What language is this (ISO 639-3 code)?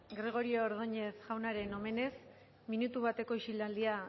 eus